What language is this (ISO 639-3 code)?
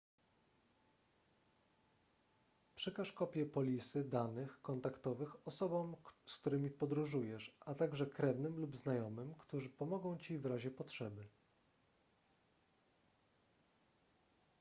pol